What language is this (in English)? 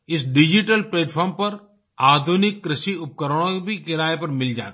Hindi